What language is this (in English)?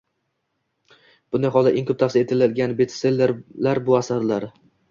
Uzbek